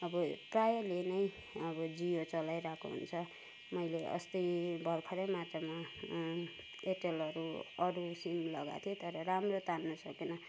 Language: Nepali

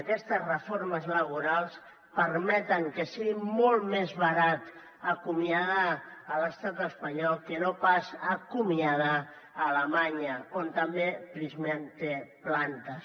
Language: Catalan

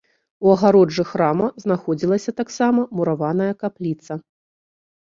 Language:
Belarusian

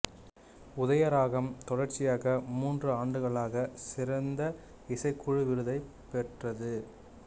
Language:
Tamil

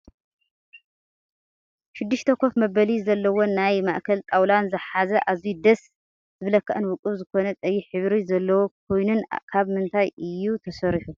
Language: Tigrinya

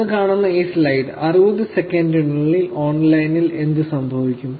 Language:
Malayalam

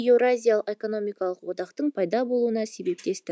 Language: Kazakh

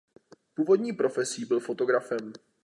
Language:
Czech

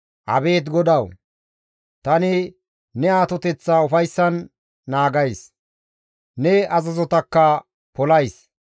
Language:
Gamo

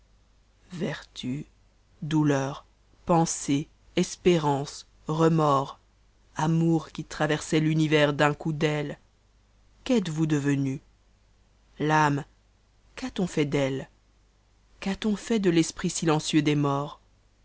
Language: French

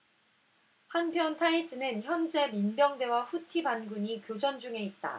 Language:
Korean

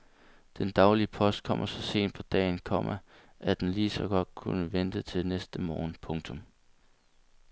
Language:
Danish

